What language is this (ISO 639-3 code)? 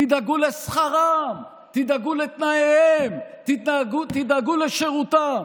heb